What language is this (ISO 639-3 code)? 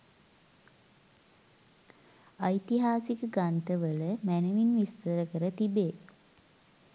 sin